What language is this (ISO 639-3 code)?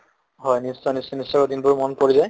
asm